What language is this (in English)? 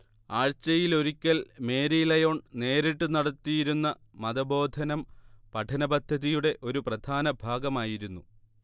Malayalam